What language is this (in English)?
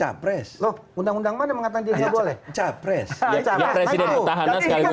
Indonesian